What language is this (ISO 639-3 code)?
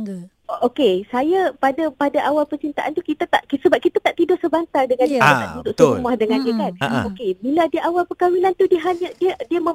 msa